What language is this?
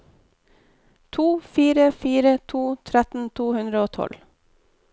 Norwegian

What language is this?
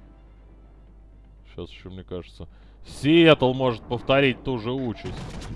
Russian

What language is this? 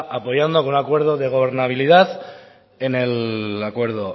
Spanish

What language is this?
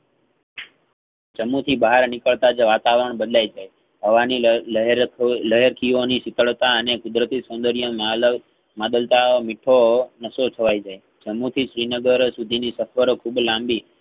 Gujarati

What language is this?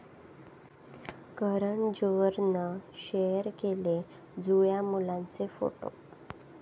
Marathi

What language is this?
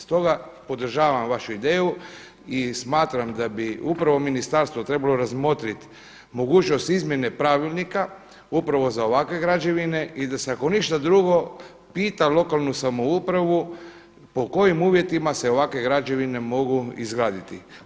Croatian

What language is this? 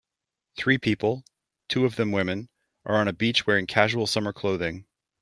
English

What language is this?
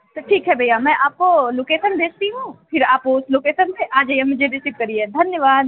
Hindi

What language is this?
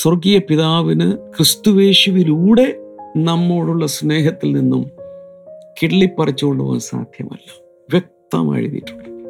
Malayalam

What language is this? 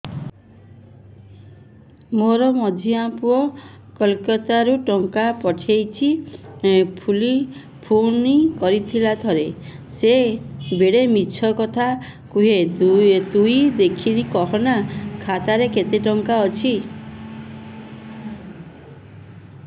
Odia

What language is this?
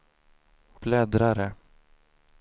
Swedish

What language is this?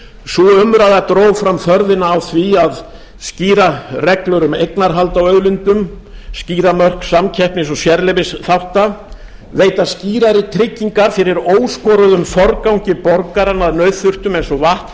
Icelandic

